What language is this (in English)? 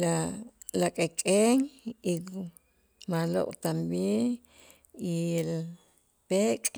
Itzá